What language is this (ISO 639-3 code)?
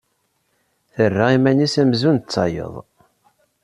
kab